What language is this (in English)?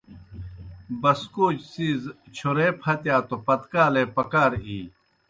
Kohistani Shina